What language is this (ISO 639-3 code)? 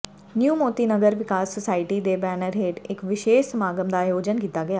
pan